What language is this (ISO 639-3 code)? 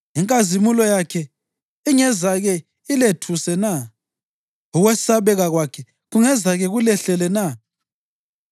nde